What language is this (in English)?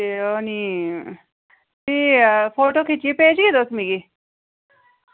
Dogri